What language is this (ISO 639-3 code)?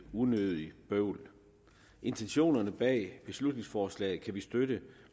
dan